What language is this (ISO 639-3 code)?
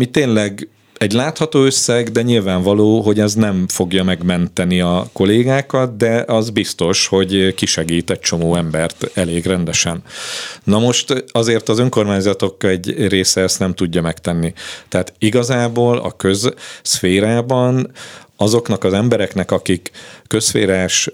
hun